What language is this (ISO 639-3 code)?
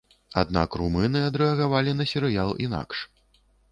bel